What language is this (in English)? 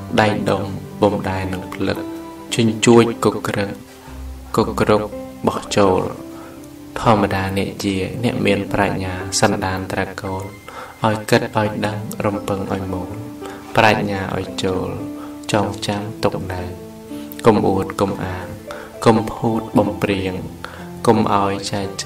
Thai